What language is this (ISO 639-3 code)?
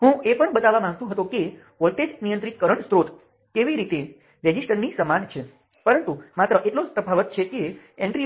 guj